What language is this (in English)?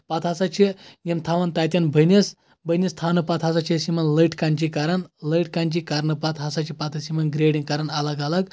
Kashmiri